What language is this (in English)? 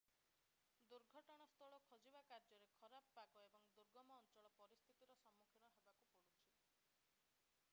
Odia